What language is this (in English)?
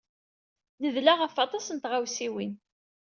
Kabyle